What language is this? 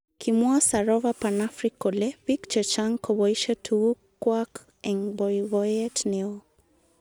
Kalenjin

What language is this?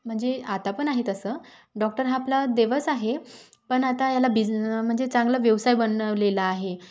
Marathi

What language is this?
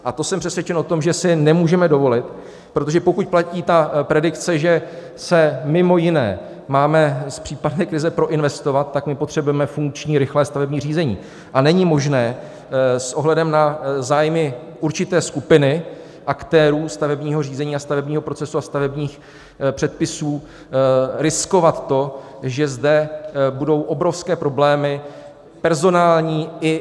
Czech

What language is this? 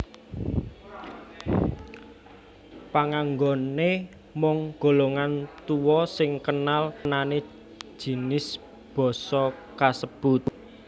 Javanese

